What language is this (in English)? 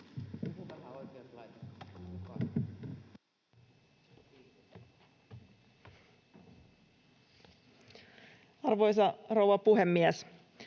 Finnish